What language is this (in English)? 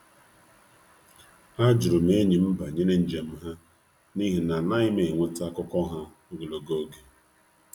Igbo